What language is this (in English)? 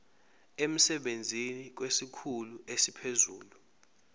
Zulu